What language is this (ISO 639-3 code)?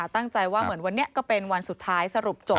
tha